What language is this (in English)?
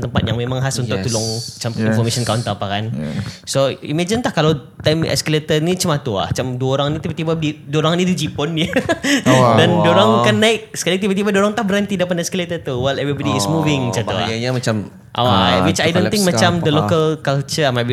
Malay